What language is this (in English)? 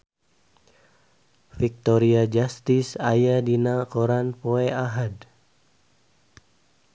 Sundanese